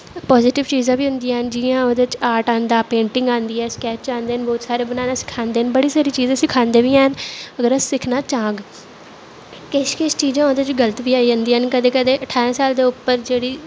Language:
Dogri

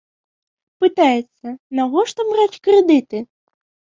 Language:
Belarusian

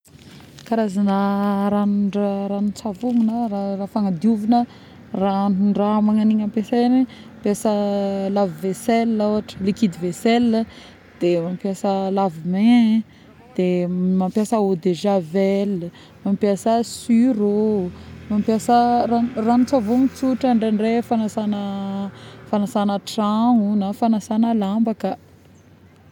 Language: Northern Betsimisaraka Malagasy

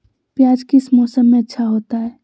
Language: Magahi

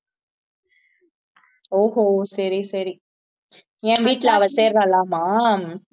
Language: Tamil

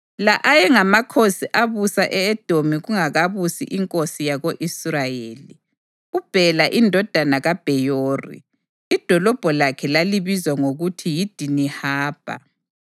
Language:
North Ndebele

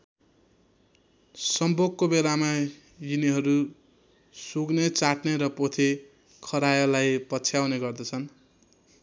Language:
Nepali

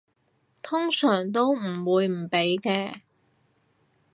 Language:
Cantonese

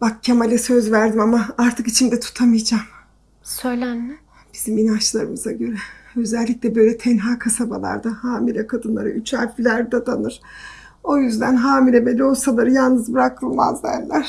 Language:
Turkish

